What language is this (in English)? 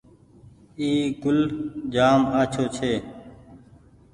Goaria